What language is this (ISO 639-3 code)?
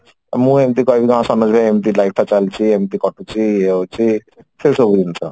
ori